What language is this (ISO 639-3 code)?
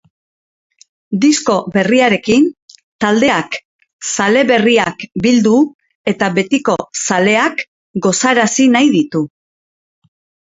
eus